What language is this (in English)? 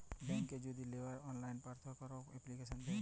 Bangla